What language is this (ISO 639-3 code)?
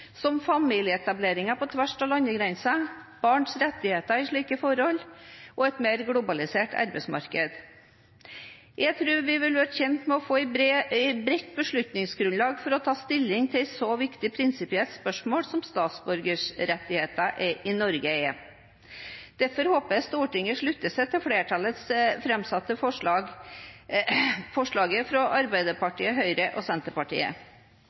nob